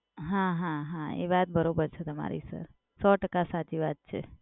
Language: Gujarati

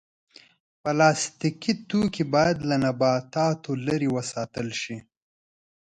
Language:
Pashto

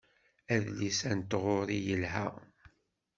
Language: Kabyle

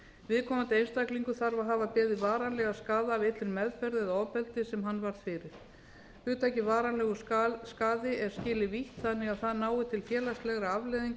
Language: Icelandic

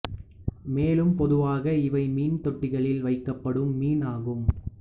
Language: Tamil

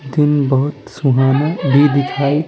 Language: Hindi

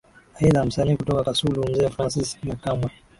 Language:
Swahili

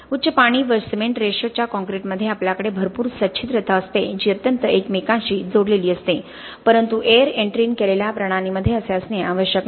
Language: Marathi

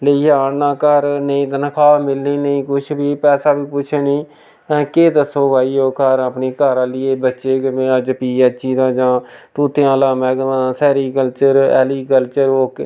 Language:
Dogri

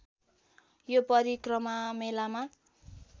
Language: Nepali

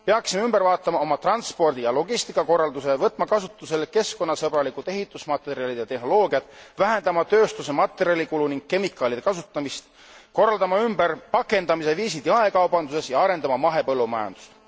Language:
Estonian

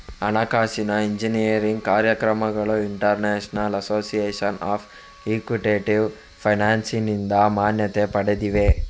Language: Kannada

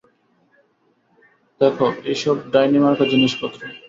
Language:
Bangla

